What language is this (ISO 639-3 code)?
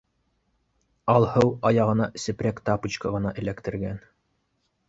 bak